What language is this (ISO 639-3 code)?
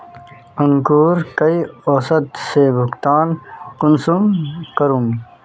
mag